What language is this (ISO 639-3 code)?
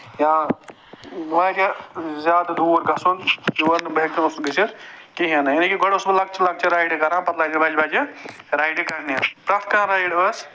kas